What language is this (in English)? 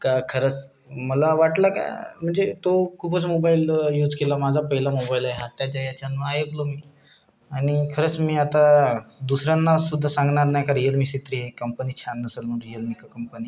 Marathi